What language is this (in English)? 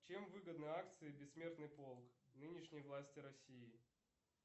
Russian